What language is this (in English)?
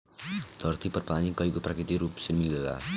Bhojpuri